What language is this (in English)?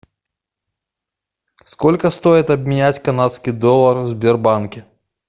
Russian